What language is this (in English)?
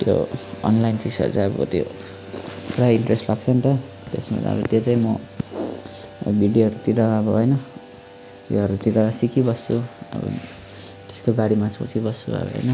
Nepali